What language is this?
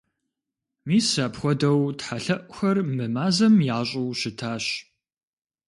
Kabardian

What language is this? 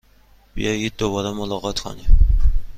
Persian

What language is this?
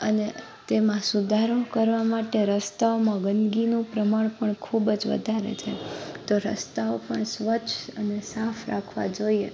Gujarati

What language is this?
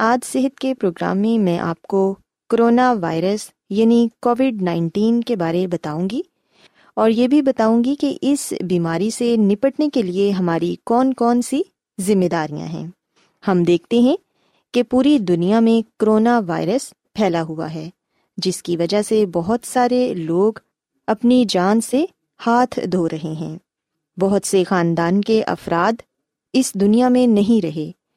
Urdu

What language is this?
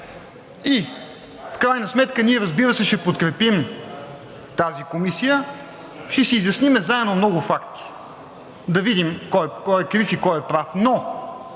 Bulgarian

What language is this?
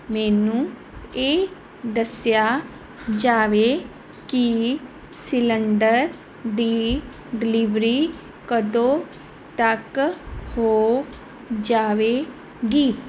Punjabi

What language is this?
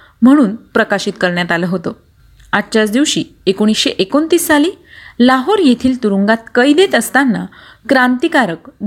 Marathi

